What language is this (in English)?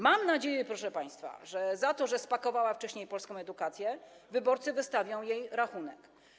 Polish